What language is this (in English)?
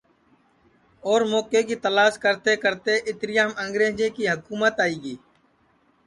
Sansi